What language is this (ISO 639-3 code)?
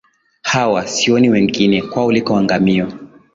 swa